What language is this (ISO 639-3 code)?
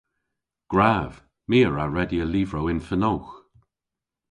cor